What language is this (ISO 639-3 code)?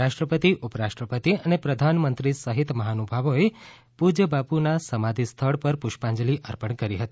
guj